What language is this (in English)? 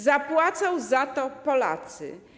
Polish